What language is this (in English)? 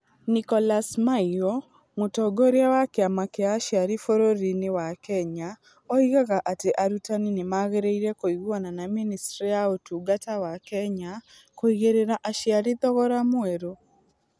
Kikuyu